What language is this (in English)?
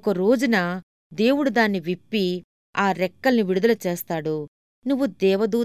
Telugu